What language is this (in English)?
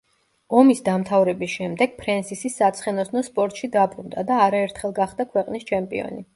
Georgian